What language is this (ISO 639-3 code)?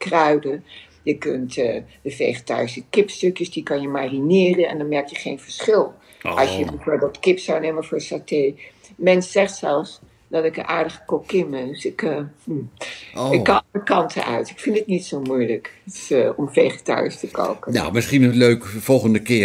nld